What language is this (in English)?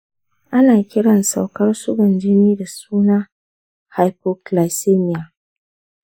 Hausa